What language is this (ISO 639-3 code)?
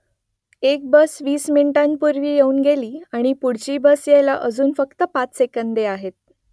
mar